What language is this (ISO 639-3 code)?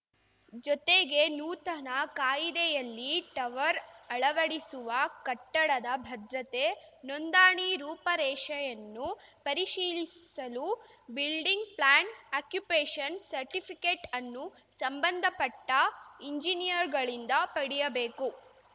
kan